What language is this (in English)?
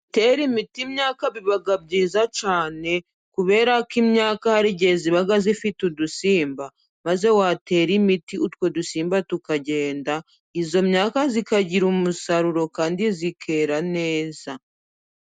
Kinyarwanda